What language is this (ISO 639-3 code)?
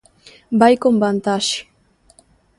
glg